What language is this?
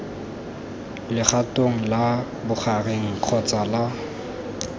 Tswana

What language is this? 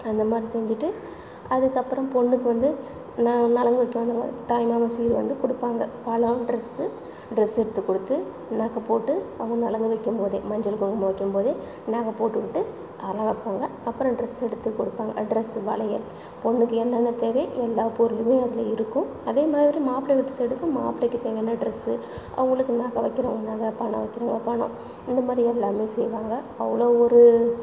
Tamil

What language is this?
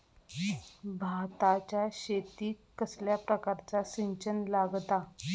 Marathi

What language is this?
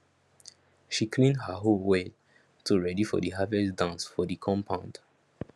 Nigerian Pidgin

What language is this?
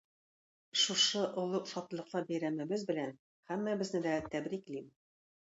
Tatar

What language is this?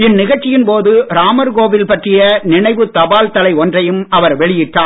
Tamil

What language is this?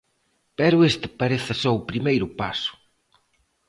Galician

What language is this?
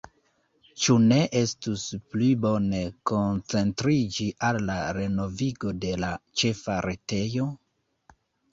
Esperanto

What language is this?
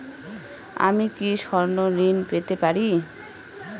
Bangla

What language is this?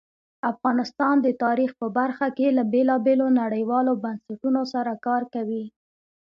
Pashto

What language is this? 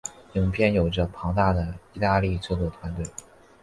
Chinese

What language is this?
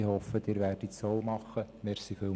Swiss German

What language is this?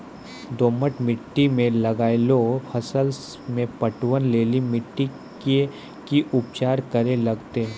Maithili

